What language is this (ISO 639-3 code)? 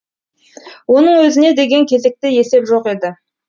kaz